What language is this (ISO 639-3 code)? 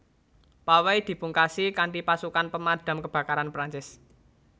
jav